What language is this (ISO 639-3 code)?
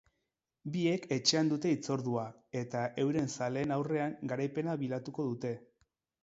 eus